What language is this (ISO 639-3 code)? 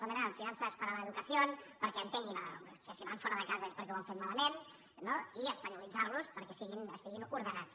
cat